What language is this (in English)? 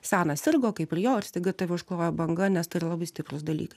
Lithuanian